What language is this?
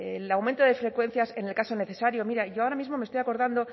Spanish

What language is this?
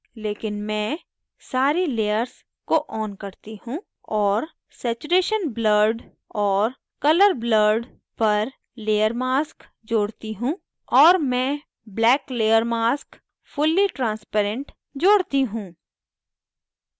Hindi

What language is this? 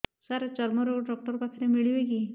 Odia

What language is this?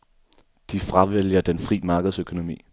Danish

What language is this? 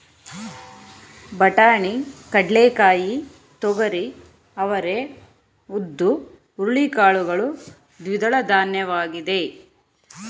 Kannada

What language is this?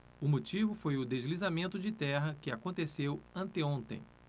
Portuguese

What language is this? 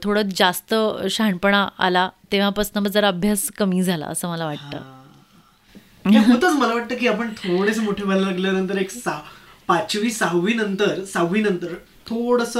Marathi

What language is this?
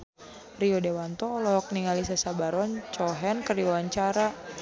Sundanese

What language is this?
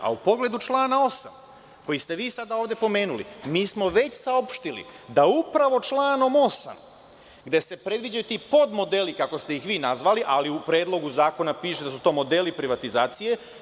Serbian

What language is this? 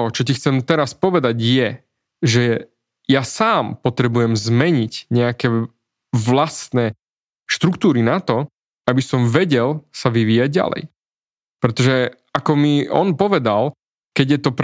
Slovak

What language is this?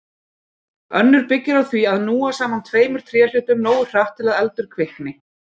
Icelandic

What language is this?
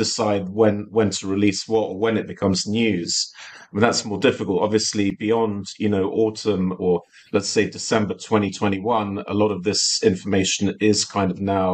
Dutch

